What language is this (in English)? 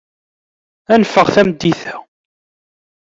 Kabyle